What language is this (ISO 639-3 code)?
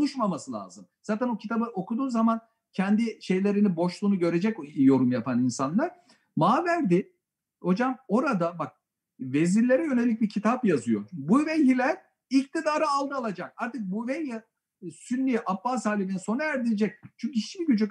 tur